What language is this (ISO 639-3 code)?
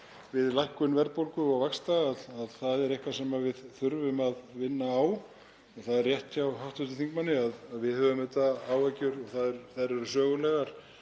isl